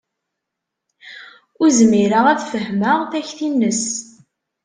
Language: Kabyle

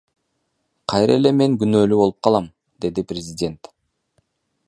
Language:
Kyrgyz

